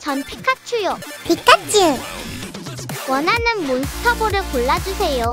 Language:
Korean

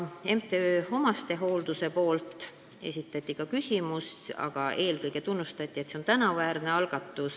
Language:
Estonian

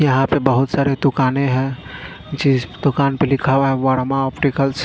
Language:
Hindi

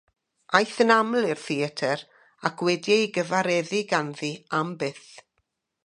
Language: Welsh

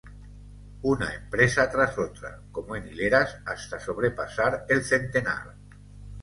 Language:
Spanish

